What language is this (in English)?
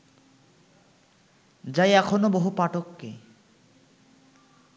Bangla